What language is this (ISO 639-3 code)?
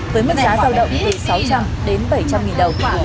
vie